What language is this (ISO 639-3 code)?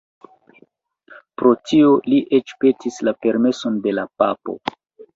epo